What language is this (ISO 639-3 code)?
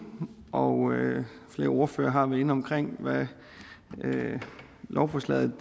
dan